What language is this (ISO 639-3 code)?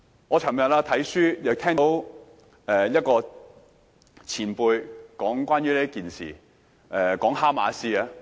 yue